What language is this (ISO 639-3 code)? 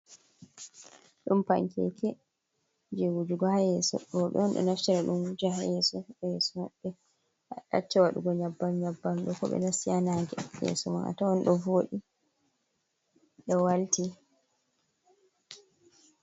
ful